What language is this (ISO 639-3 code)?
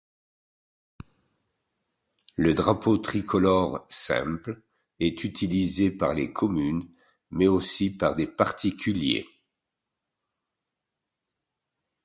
fra